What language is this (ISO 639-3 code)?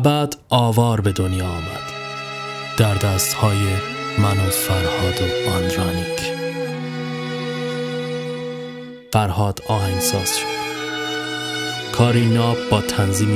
fas